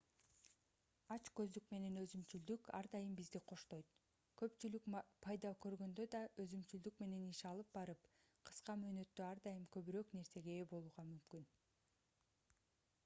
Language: Kyrgyz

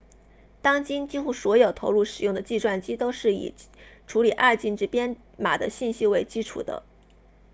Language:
Chinese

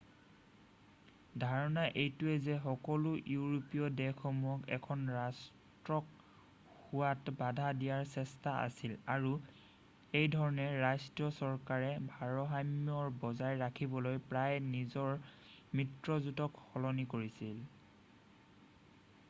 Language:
Assamese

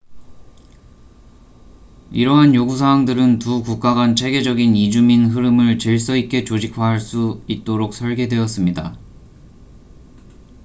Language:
Korean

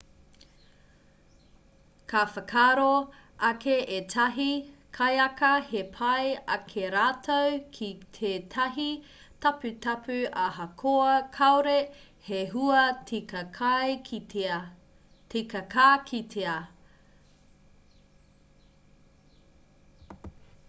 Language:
Māori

